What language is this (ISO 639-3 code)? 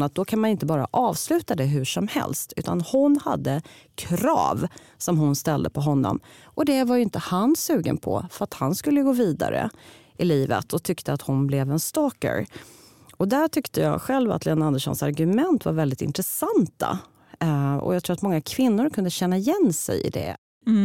swe